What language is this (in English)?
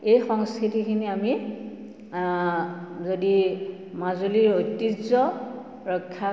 Assamese